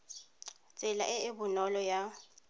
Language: Tswana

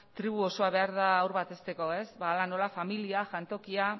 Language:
Basque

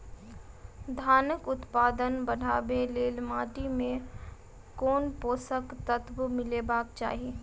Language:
Maithili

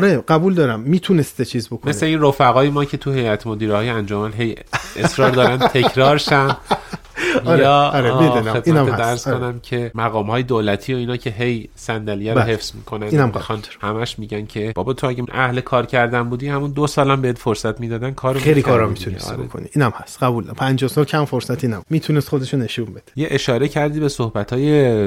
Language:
Persian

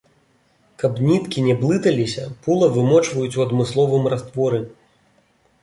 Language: Belarusian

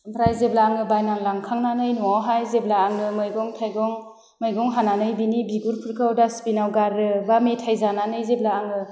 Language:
Bodo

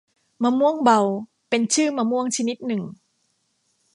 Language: Thai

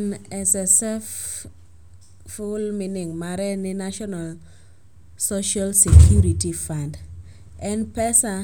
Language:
Luo (Kenya and Tanzania)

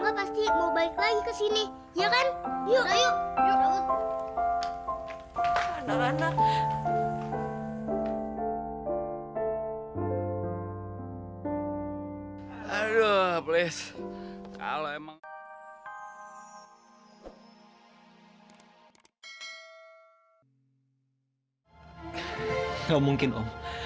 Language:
Indonesian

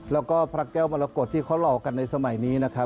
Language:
Thai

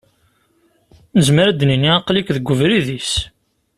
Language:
Kabyle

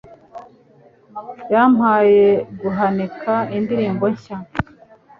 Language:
Kinyarwanda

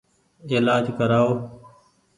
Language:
Goaria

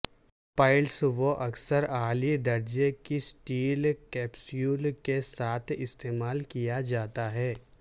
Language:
Urdu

